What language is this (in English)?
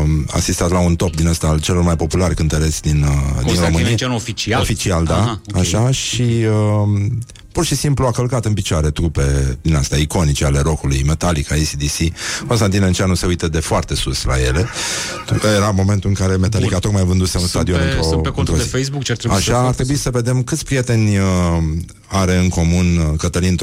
Romanian